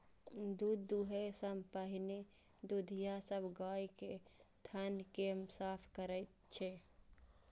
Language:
Maithili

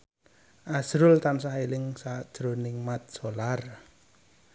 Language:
Javanese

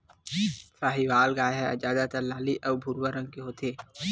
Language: Chhattisgarhi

